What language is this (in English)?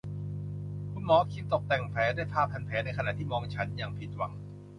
Thai